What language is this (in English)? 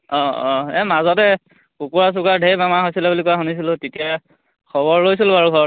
Assamese